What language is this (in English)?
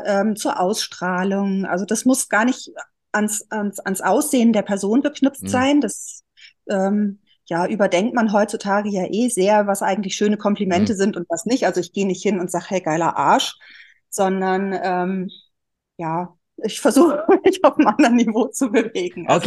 German